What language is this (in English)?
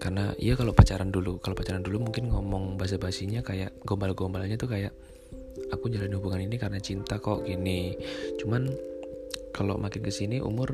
Indonesian